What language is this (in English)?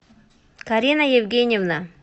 Russian